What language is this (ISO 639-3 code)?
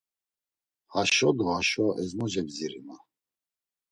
lzz